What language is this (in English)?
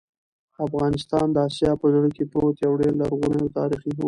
Pashto